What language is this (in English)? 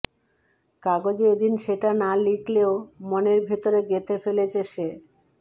Bangla